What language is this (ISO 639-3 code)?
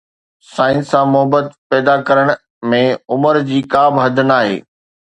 snd